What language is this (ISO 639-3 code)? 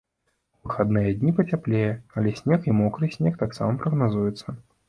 bel